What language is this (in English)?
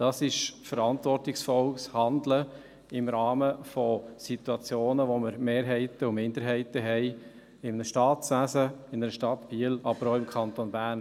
Swiss German